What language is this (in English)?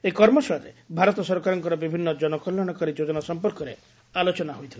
Odia